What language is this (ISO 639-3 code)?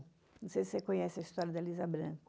por